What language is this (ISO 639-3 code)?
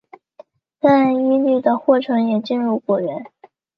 zho